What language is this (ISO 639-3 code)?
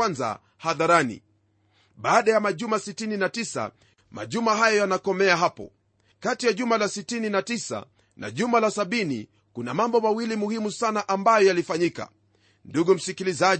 swa